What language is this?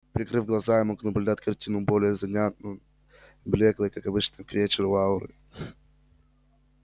Russian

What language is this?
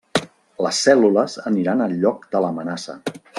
Catalan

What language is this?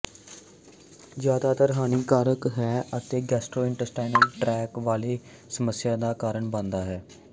Punjabi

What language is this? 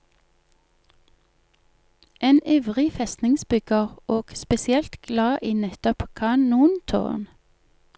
Norwegian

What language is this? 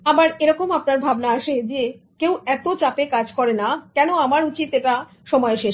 Bangla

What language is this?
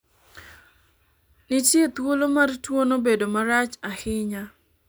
Luo (Kenya and Tanzania)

